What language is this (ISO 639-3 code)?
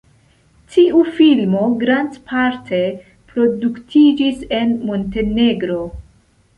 epo